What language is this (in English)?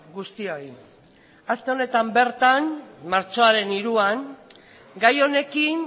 Basque